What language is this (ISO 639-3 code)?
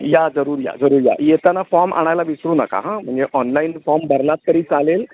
mar